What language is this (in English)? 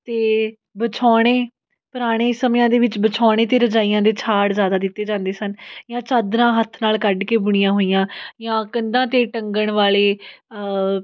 Punjabi